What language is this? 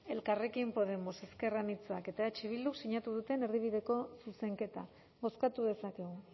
Basque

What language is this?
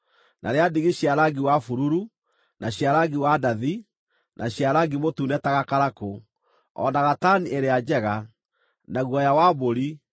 Kikuyu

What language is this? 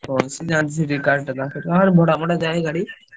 Odia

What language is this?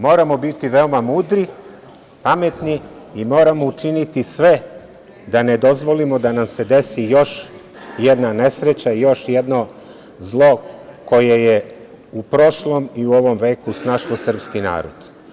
Serbian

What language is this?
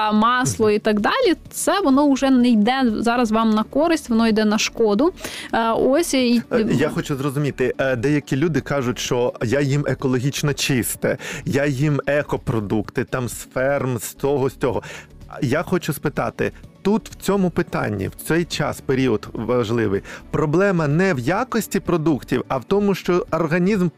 Ukrainian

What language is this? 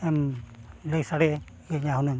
Santali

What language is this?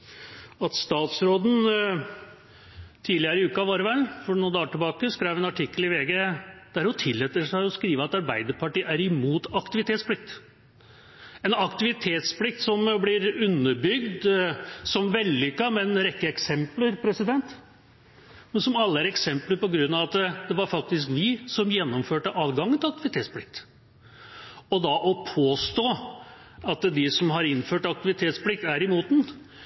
Norwegian Bokmål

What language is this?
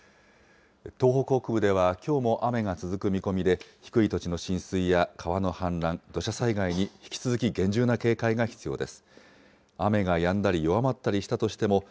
Japanese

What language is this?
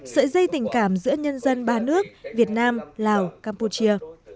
Vietnamese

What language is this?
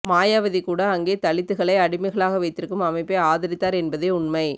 Tamil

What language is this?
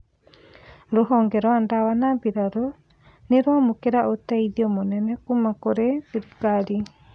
Kikuyu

